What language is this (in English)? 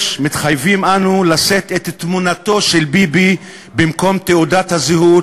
Hebrew